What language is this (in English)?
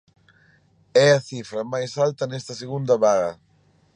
Galician